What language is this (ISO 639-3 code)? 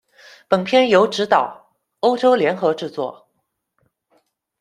zho